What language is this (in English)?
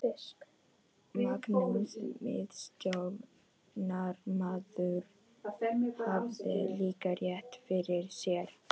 Icelandic